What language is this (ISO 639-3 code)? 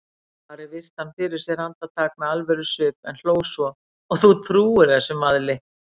isl